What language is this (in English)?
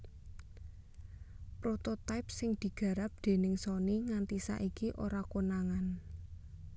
Javanese